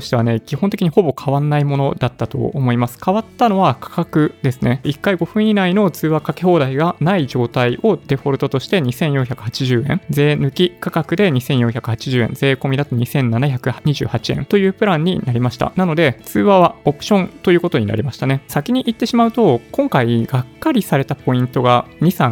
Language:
Japanese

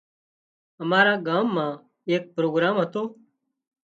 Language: Wadiyara Koli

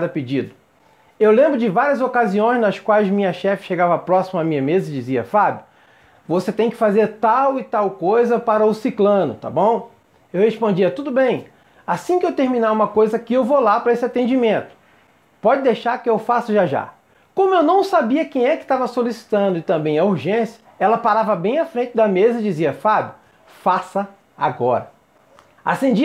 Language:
Portuguese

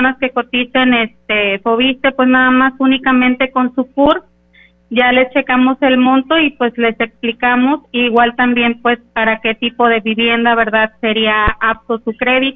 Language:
Spanish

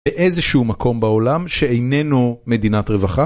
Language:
Hebrew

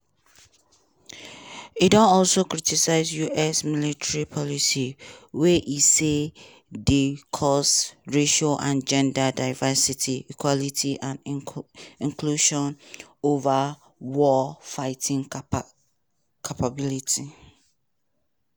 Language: Nigerian Pidgin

